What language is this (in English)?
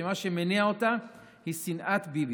Hebrew